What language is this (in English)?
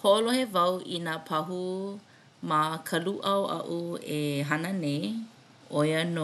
Hawaiian